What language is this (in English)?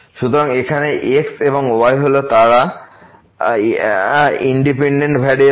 Bangla